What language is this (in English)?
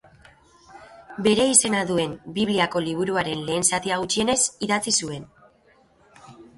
Basque